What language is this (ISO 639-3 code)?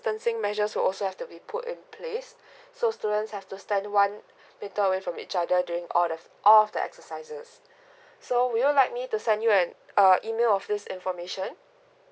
eng